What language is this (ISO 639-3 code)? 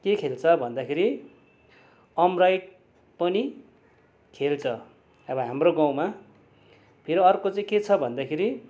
nep